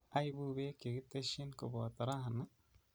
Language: Kalenjin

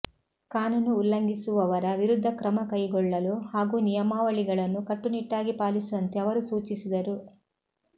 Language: Kannada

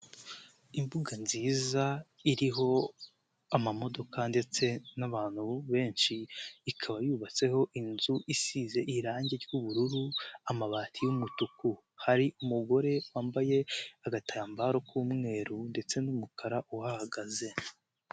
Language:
Kinyarwanda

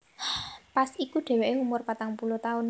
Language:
Javanese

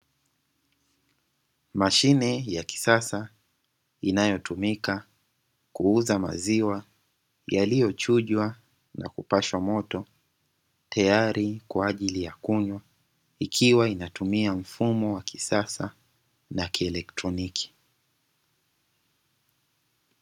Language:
Swahili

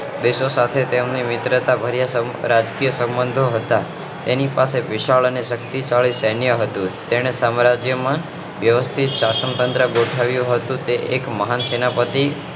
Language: Gujarati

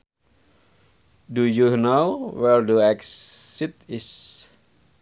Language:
Sundanese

